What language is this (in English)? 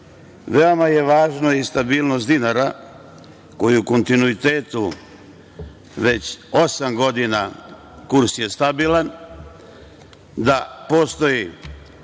Serbian